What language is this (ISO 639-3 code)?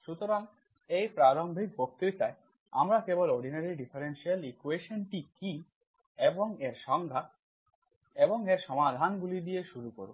ben